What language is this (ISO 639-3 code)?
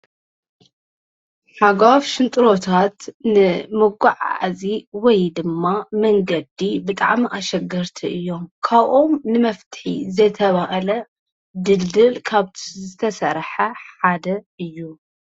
tir